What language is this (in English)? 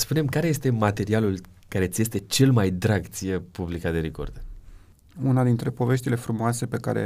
Romanian